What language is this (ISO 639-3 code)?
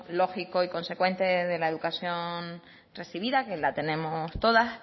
spa